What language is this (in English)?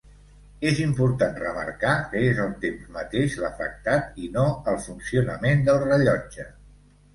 Catalan